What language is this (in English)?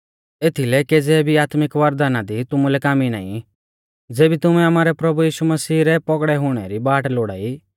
Mahasu Pahari